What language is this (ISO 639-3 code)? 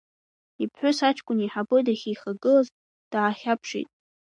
abk